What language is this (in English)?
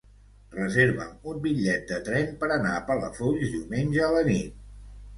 Catalan